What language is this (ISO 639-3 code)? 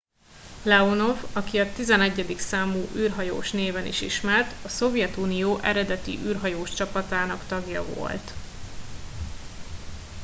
hun